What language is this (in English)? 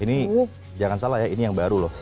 Indonesian